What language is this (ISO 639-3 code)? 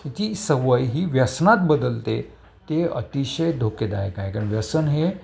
mar